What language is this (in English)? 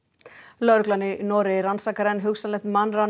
Icelandic